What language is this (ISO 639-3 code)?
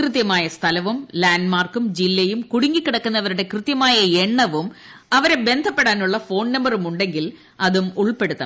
mal